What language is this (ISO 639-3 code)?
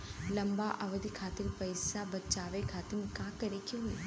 bho